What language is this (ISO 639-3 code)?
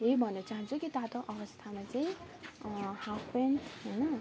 nep